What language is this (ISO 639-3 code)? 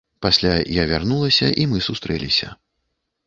bel